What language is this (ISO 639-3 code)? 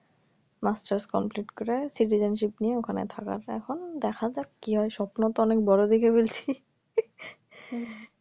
ben